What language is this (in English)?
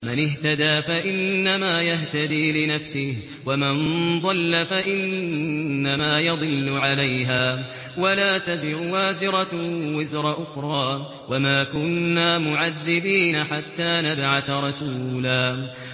Arabic